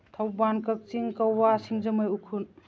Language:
Manipuri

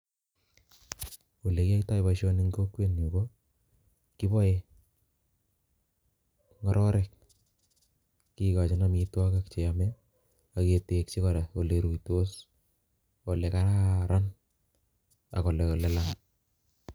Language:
Kalenjin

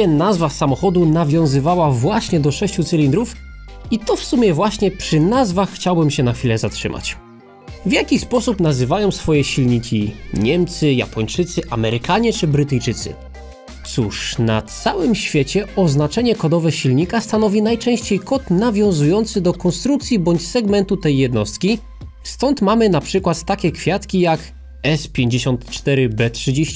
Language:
Polish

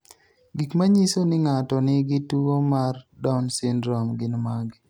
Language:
Luo (Kenya and Tanzania)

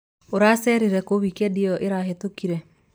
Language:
Kikuyu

